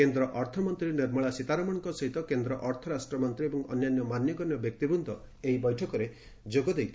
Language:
Odia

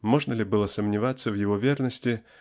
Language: Russian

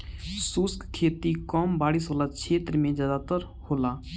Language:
Bhojpuri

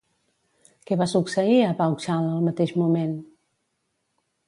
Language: Catalan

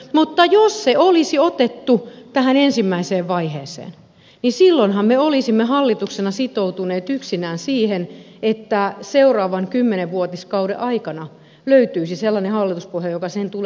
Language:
Finnish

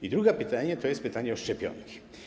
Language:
Polish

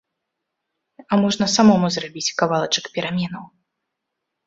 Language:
Belarusian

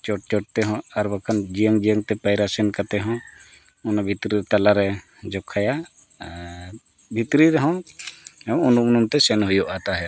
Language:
Santali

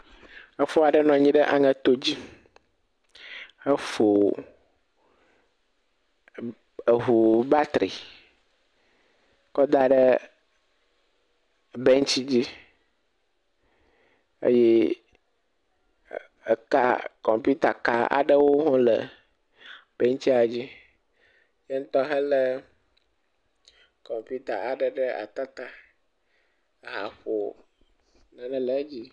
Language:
Ewe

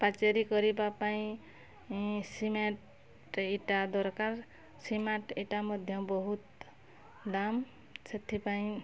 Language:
Odia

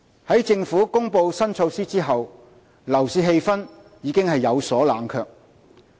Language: Cantonese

